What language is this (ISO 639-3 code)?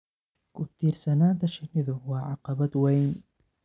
som